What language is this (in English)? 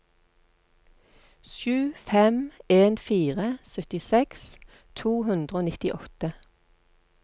Norwegian